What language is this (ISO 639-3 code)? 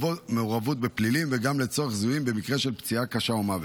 heb